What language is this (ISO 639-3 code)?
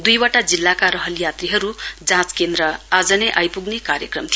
nep